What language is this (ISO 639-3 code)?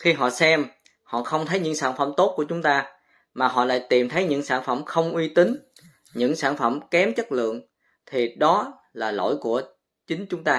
vie